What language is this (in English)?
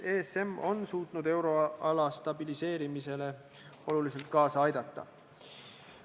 Estonian